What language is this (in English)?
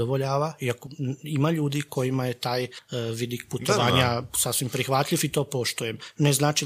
Croatian